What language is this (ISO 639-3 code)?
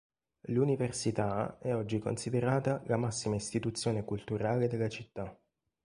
ita